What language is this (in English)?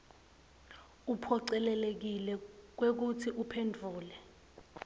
Swati